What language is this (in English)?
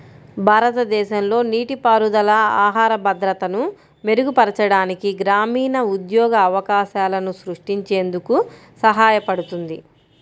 Telugu